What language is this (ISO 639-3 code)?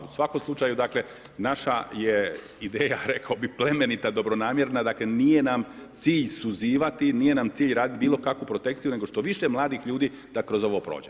hrv